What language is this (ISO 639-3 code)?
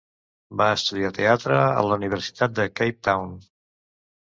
cat